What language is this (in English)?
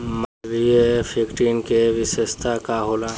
Bhojpuri